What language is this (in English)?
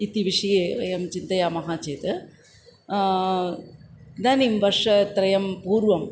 Sanskrit